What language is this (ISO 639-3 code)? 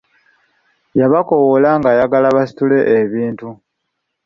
lug